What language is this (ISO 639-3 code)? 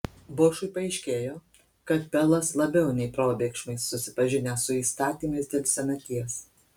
lit